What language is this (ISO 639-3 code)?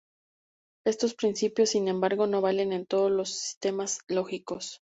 spa